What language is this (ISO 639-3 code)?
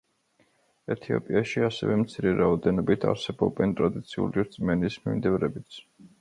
kat